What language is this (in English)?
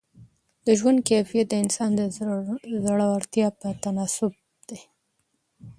Pashto